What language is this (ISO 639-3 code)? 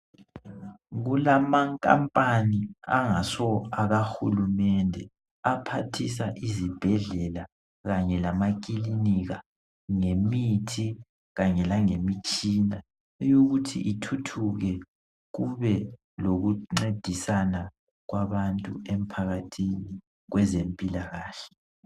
nde